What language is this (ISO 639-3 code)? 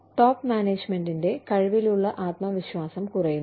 mal